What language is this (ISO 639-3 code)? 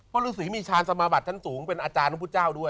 tha